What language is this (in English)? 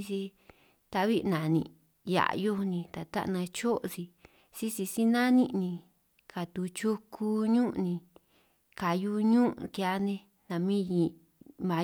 San Martín Itunyoso Triqui